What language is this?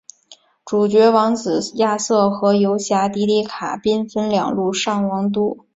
Chinese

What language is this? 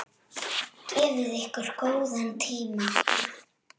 Icelandic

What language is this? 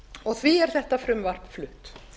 Icelandic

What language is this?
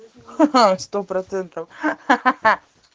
Russian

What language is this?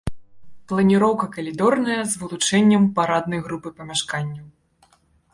Belarusian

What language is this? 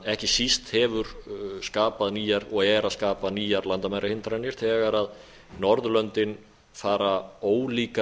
Icelandic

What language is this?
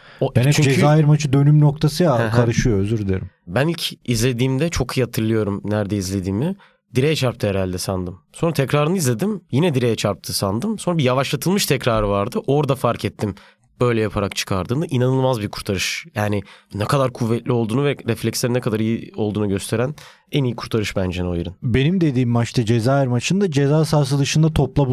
Turkish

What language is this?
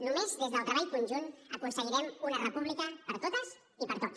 Catalan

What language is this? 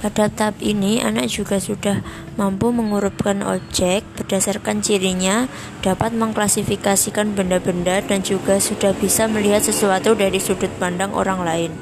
Indonesian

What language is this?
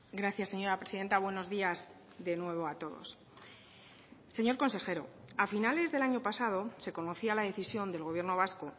Spanish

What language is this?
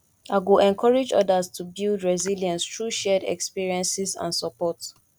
Nigerian Pidgin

